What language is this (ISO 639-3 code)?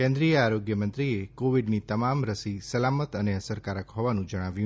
guj